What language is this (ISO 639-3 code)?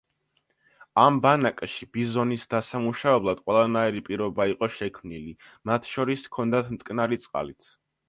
kat